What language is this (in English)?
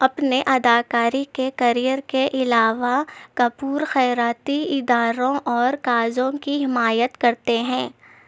Urdu